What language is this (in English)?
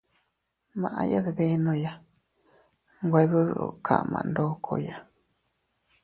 Teutila Cuicatec